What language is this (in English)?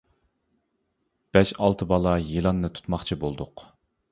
Uyghur